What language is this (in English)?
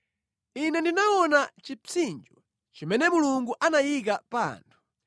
Nyanja